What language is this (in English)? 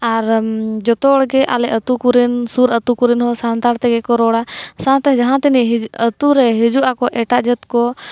Santali